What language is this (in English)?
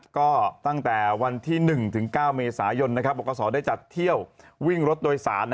Thai